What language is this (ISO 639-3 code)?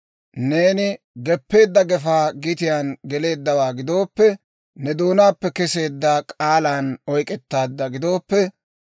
dwr